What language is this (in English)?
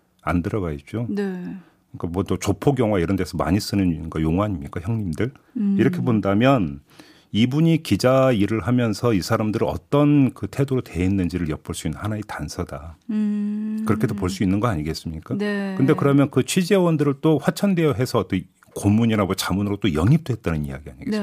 Korean